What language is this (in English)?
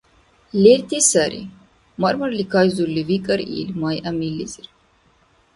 Dargwa